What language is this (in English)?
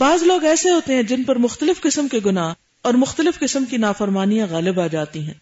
Urdu